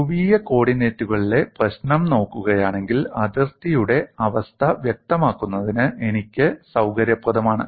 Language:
Malayalam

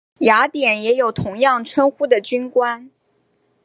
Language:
Chinese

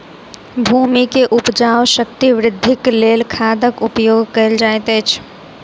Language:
Maithili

